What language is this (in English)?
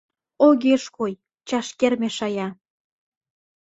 Mari